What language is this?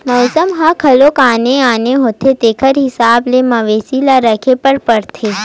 Chhattisgarhi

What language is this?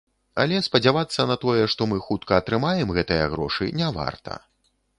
Belarusian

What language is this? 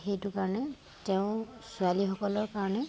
Assamese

